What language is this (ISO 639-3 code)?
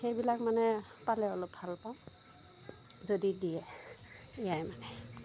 asm